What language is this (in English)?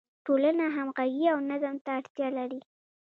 Pashto